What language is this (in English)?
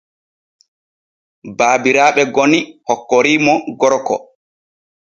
Borgu Fulfulde